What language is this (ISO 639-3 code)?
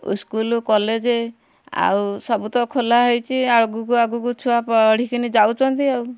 ori